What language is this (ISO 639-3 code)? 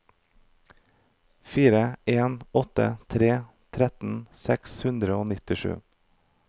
nor